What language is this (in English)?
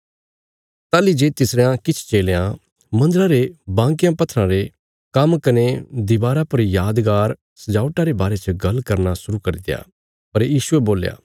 Bilaspuri